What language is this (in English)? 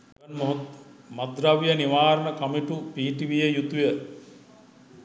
Sinhala